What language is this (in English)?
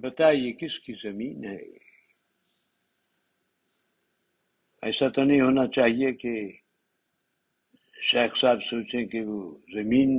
Urdu